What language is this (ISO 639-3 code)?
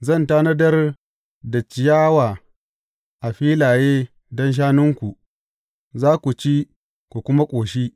hau